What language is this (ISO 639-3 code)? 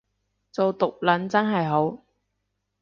yue